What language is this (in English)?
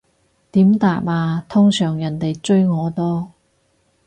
Cantonese